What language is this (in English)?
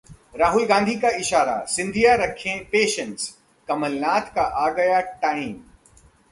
Hindi